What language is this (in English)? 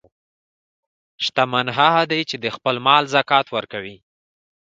Pashto